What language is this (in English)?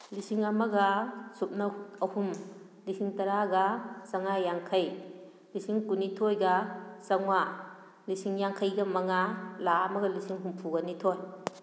Manipuri